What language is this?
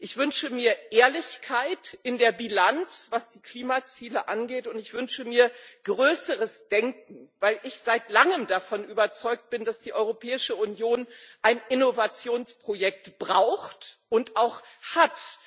German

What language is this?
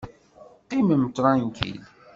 Kabyle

